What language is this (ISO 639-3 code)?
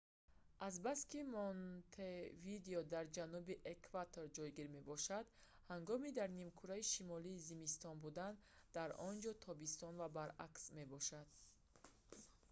tgk